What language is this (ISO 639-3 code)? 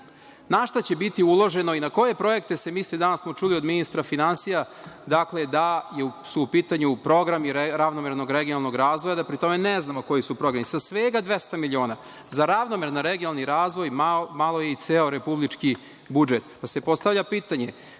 srp